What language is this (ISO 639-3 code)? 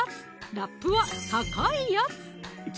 jpn